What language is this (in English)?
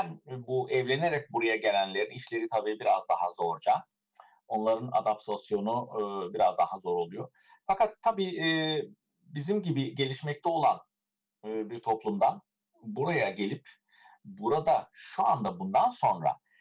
Turkish